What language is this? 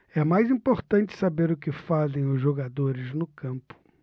Portuguese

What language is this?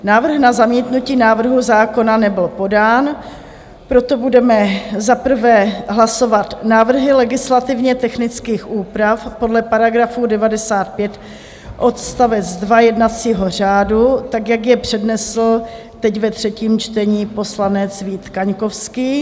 Czech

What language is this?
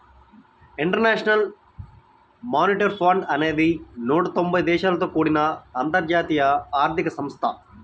Telugu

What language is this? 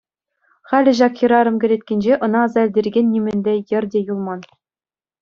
Chuvash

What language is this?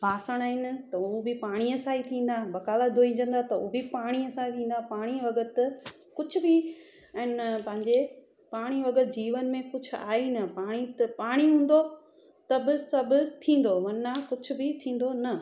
Sindhi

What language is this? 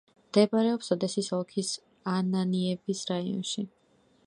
Georgian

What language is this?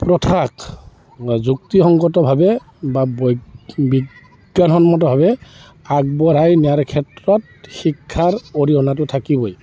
Assamese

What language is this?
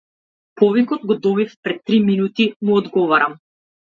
Macedonian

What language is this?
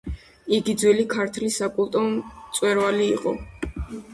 Georgian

